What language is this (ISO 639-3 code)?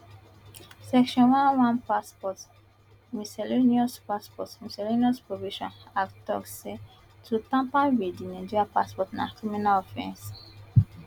pcm